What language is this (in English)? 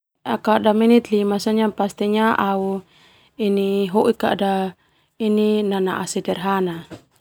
Termanu